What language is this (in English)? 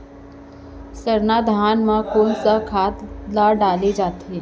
Chhattisgarhi